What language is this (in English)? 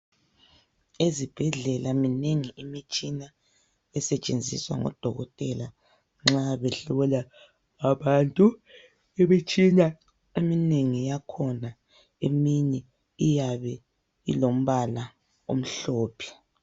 North Ndebele